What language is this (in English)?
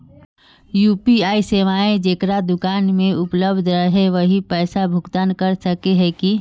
Magahi